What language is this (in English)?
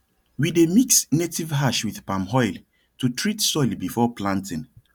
Nigerian Pidgin